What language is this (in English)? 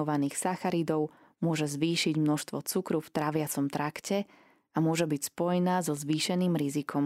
Slovak